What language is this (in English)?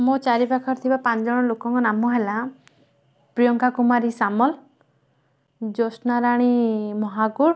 Odia